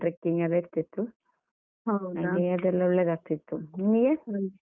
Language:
Kannada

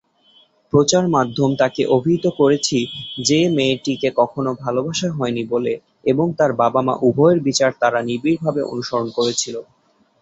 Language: Bangla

